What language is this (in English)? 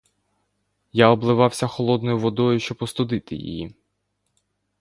Ukrainian